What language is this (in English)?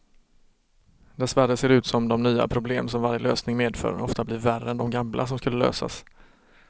Swedish